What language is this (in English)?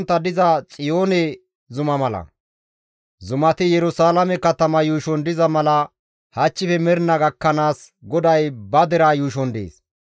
Gamo